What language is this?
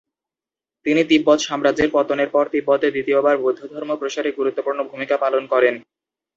Bangla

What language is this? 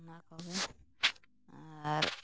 Santali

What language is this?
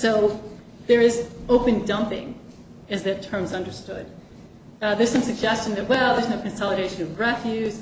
English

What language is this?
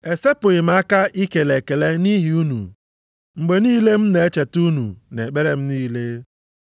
Igbo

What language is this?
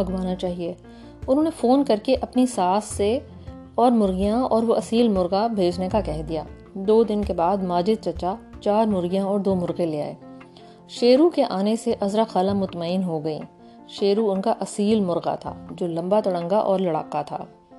Urdu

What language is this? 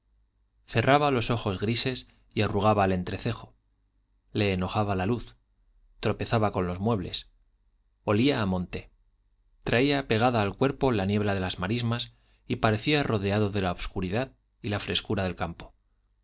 Spanish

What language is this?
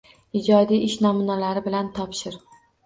Uzbek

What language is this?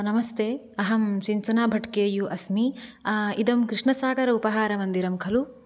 Sanskrit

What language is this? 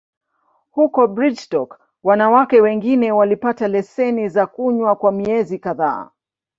Swahili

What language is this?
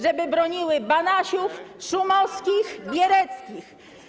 Polish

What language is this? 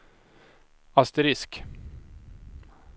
Swedish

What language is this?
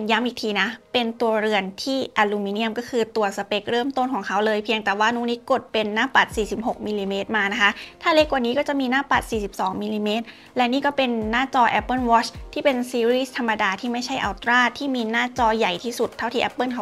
Thai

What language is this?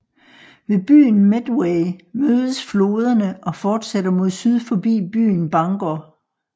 Danish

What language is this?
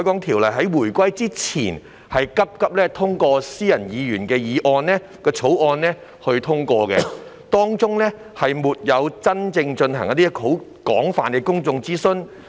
Cantonese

